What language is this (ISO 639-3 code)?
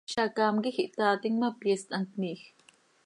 sei